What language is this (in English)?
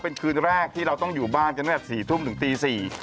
Thai